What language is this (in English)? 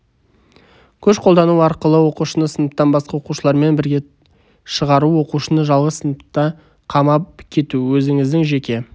Kazakh